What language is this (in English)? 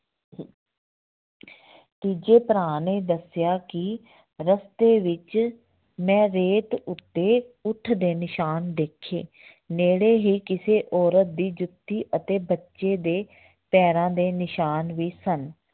Punjabi